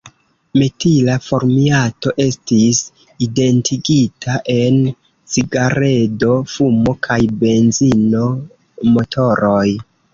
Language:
Esperanto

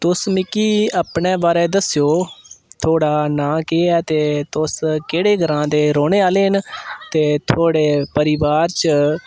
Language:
Dogri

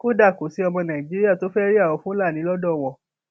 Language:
Yoruba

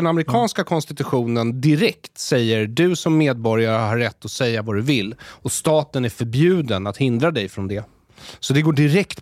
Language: Swedish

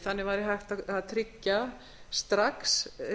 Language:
Icelandic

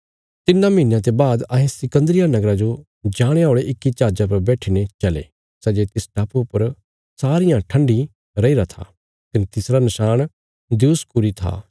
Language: Bilaspuri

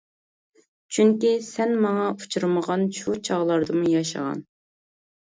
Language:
Uyghur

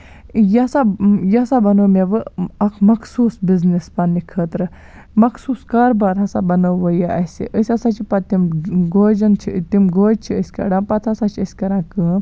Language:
Kashmiri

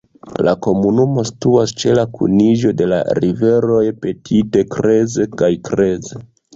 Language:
Esperanto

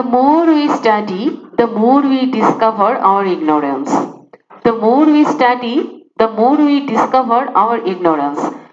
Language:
Hindi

